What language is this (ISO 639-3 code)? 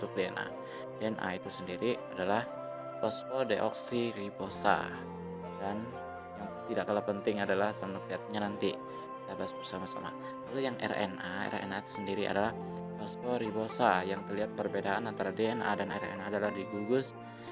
ind